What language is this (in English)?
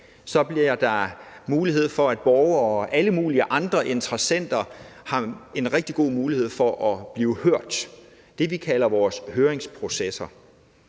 Danish